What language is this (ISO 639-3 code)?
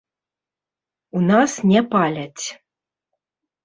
bel